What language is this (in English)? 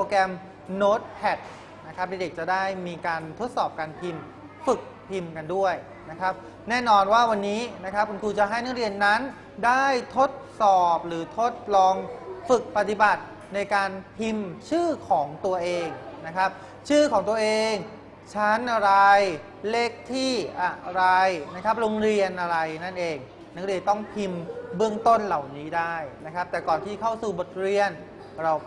Thai